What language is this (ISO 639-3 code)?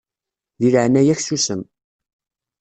kab